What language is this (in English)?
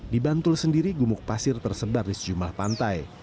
Indonesian